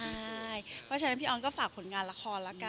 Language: Thai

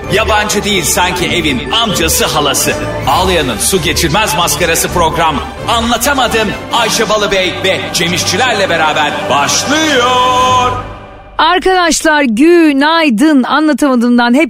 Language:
Turkish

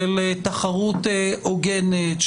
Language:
Hebrew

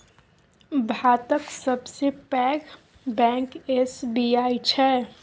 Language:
Maithili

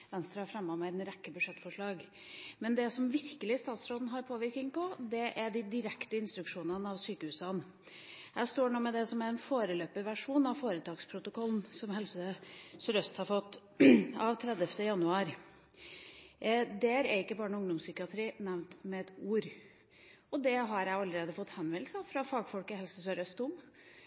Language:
Norwegian Bokmål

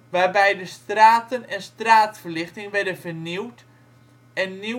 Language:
Dutch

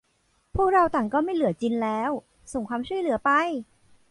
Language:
Thai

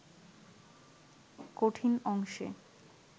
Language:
Bangla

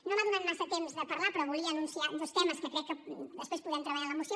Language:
Catalan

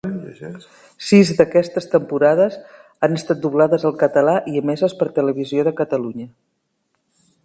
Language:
Catalan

